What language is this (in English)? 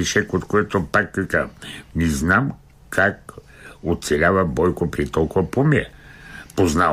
Bulgarian